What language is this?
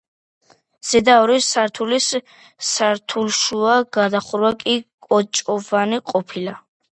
Georgian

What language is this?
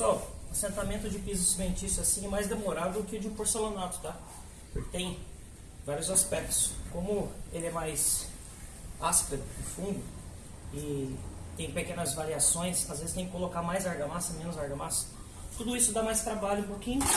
Portuguese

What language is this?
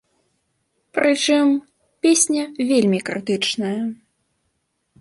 Belarusian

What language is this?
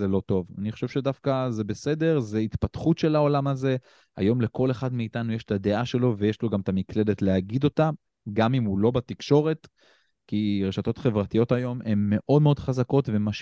Hebrew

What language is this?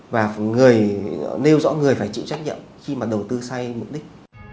Vietnamese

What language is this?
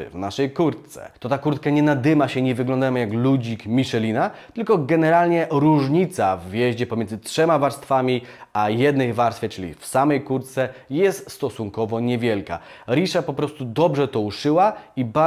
Polish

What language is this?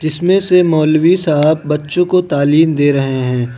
Hindi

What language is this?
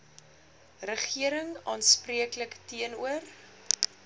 Afrikaans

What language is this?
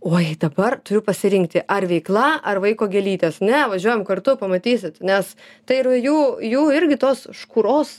Lithuanian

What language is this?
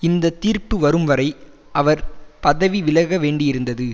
Tamil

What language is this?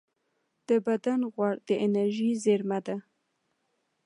Pashto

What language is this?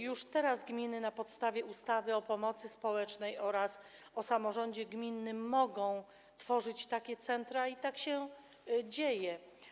Polish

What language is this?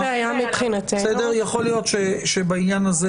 Hebrew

